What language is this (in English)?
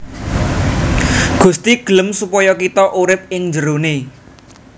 Javanese